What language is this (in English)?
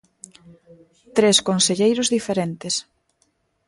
Galician